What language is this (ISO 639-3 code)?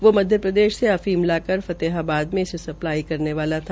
hin